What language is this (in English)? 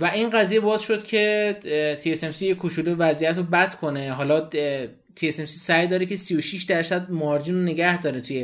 Persian